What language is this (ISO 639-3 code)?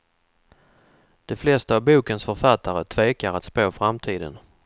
swe